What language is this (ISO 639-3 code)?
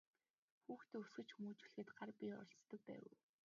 mon